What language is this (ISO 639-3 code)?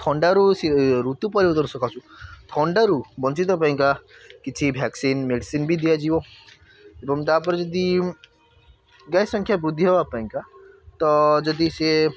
ori